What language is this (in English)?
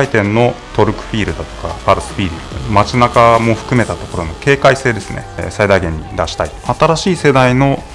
Japanese